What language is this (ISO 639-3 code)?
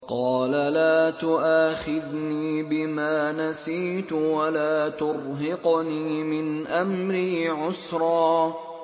ara